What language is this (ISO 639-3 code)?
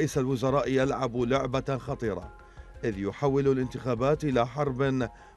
ara